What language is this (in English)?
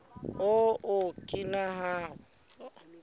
Southern Sotho